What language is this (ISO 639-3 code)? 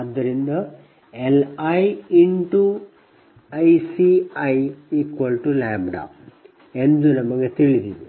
kan